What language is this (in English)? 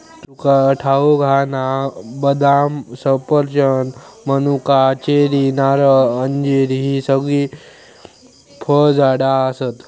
Marathi